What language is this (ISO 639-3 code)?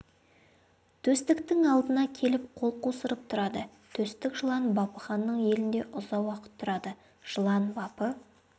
kaz